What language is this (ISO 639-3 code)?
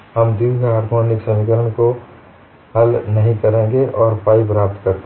hin